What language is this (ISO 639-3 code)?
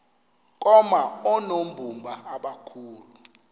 xho